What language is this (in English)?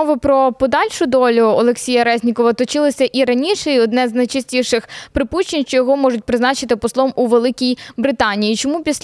Ukrainian